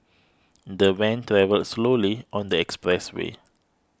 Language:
English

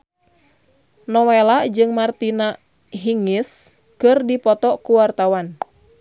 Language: Sundanese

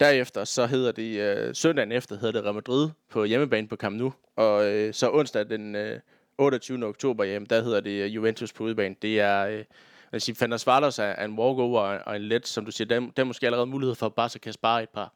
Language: Danish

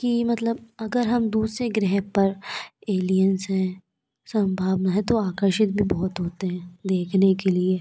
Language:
Hindi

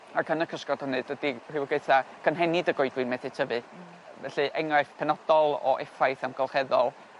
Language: Welsh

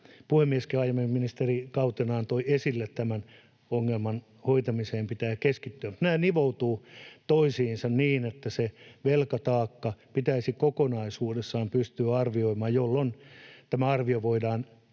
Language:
Finnish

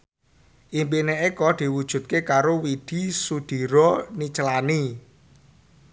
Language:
Javanese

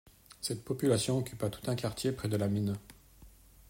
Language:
French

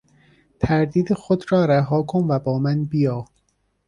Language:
Persian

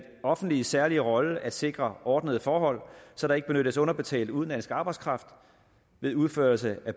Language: Danish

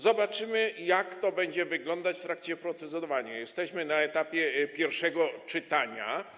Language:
Polish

